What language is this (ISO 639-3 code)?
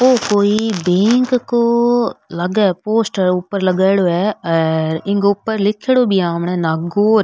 raj